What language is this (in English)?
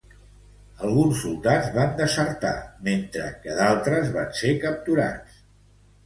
Catalan